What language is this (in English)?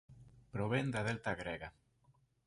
Galician